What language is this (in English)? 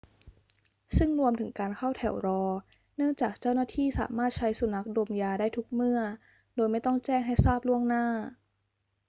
Thai